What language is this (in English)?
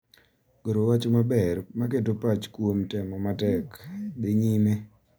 Luo (Kenya and Tanzania)